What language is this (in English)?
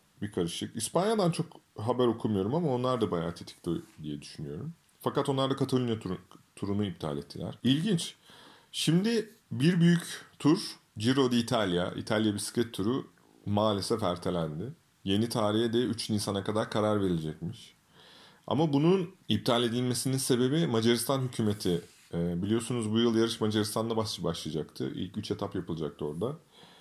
Turkish